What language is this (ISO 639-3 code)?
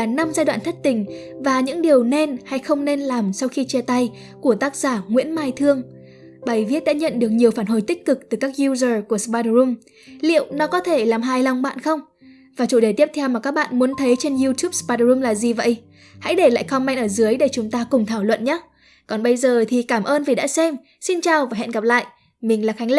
vie